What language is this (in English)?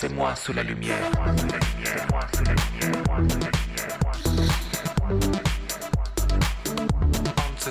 Polish